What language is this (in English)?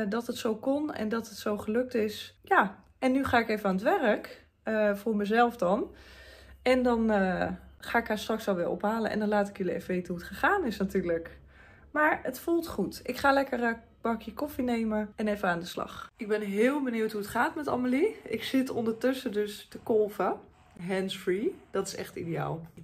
Dutch